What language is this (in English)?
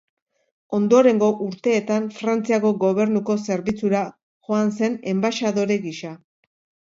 Basque